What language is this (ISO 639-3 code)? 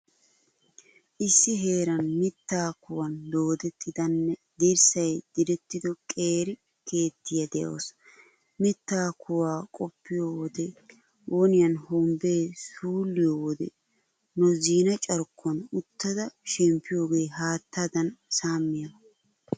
wal